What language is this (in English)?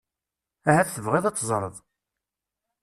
Kabyle